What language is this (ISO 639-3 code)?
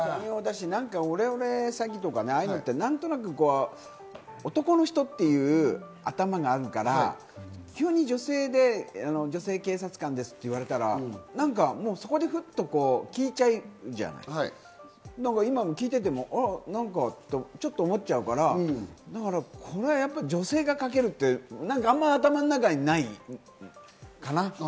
jpn